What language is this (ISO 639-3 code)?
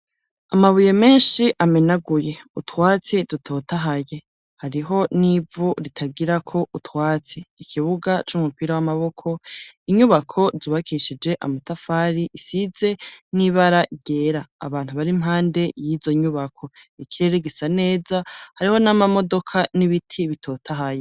run